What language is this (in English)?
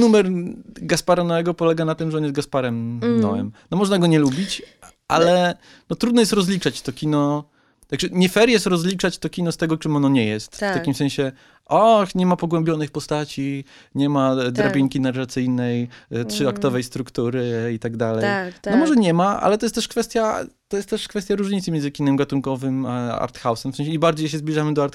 Polish